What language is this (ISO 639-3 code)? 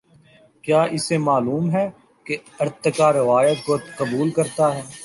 urd